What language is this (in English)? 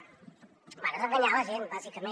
Catalan